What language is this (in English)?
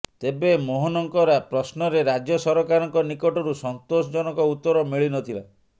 Odia